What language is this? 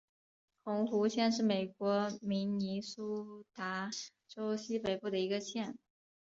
Chinese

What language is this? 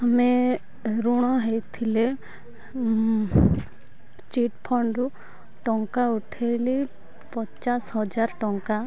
Odia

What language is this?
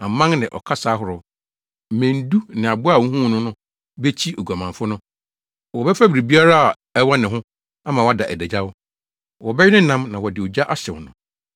Akan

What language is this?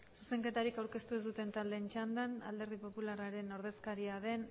Basque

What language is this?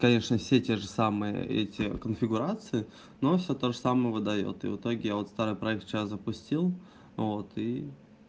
Russian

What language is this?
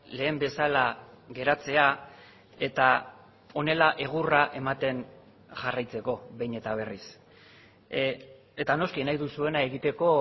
Basque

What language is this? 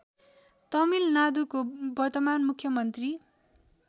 Nepali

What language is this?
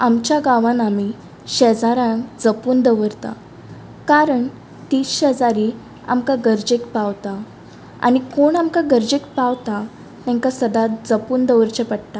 Konkani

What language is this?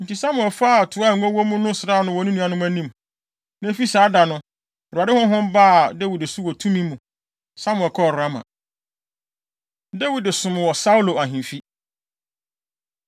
Akan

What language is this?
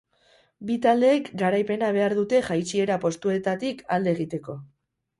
Basque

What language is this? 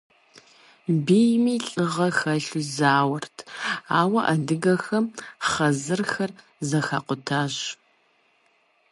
Kabardian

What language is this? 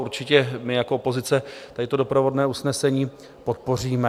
Czech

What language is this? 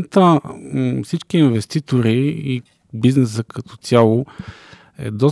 Bulgarian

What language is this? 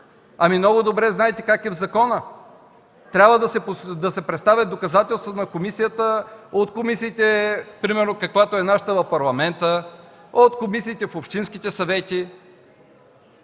Bulgarian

